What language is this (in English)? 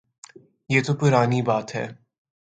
Urdu